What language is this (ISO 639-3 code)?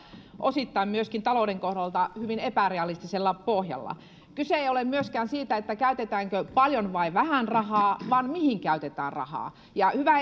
fin